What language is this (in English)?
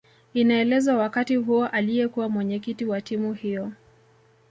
Swahili